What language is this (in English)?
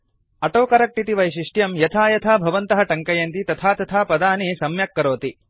Sanskrit